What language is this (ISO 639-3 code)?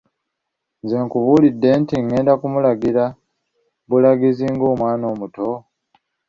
lug